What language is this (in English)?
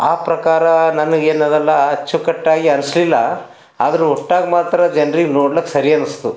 Kannada